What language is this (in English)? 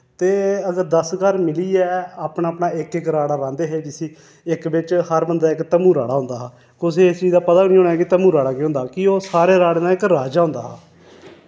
Dogri